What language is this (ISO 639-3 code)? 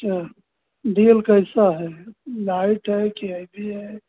hin